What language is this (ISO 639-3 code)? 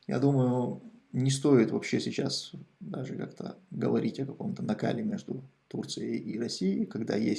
rus